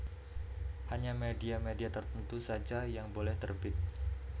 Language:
Javanese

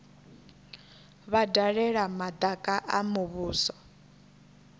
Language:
Venda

